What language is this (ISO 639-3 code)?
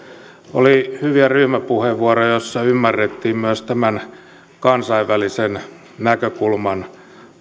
fin